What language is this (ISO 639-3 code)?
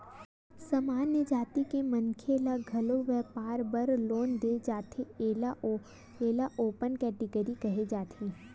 hne